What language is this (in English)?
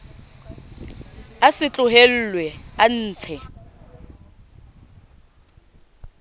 Southern Sotho